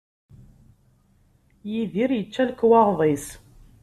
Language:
Kabyle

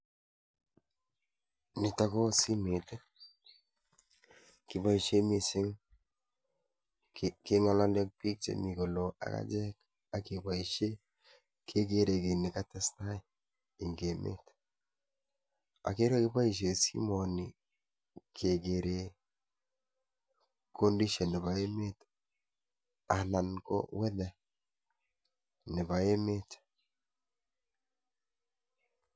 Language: Kalenjin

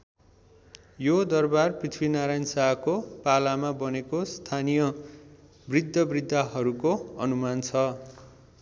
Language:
Nepali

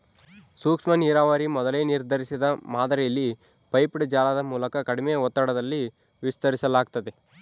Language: Kannada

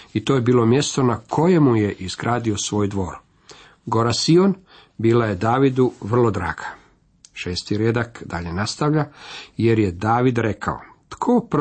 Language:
Croatian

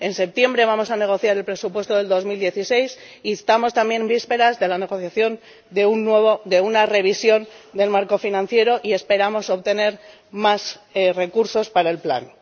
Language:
Spanish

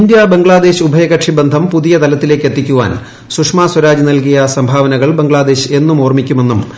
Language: Malayalam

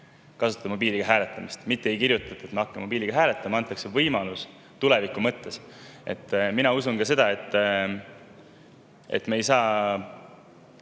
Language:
Estonian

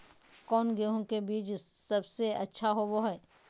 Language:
Magahi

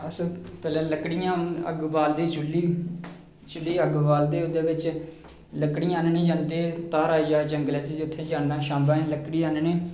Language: Dogri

